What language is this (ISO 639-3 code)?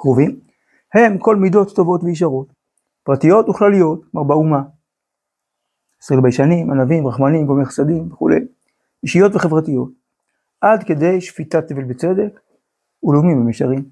heb